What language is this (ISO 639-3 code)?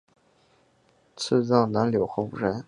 zho